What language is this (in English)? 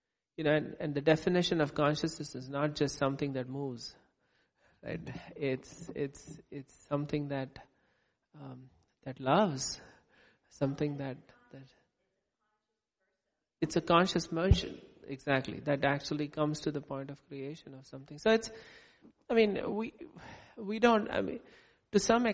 English